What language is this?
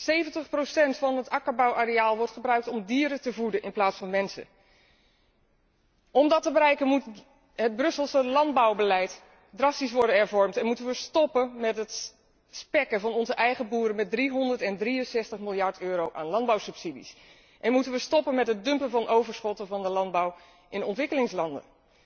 Dutch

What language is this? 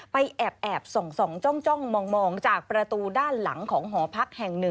Thai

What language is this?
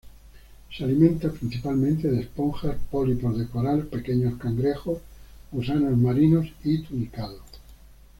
Spanish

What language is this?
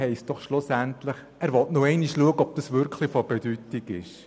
Swiss German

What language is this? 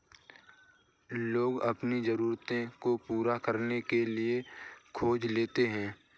Hindi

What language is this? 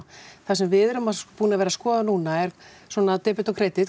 Icelandic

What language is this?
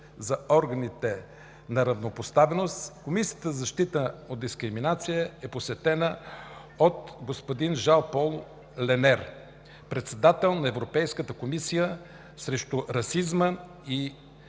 Bulgarian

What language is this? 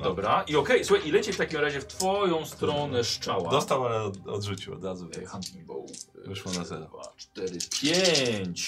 Polish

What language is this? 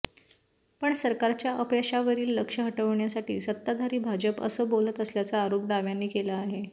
Marathi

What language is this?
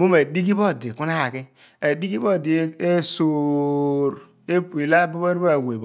Abua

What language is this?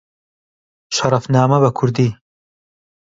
Central Kurdish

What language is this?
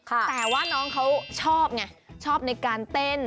Thai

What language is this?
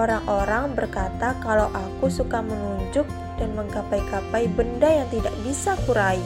Indonesian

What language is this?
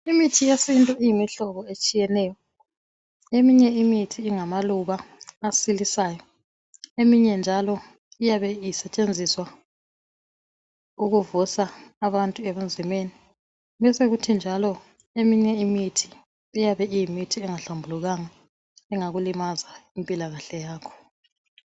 North Ndebele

